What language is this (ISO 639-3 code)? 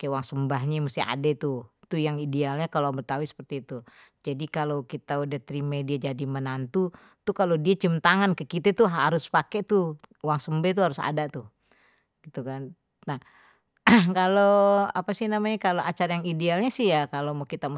bew